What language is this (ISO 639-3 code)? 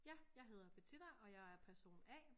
dan